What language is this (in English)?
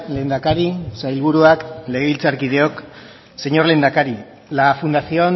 Basque